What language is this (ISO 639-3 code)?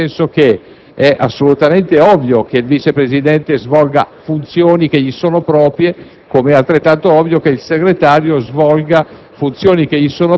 ita